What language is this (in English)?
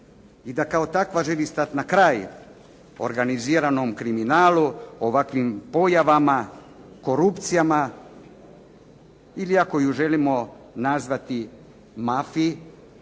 Croatian